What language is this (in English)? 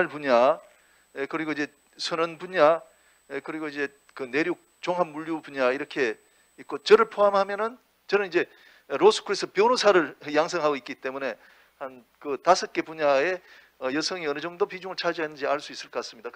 Korean